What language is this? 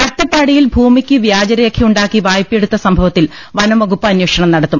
Malayalam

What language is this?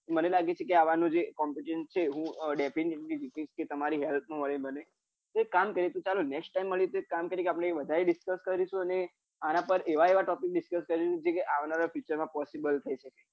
Gujarati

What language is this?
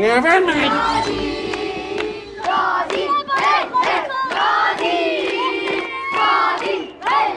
Persian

